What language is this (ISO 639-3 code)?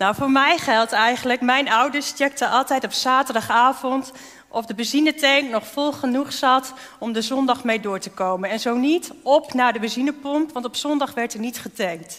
nld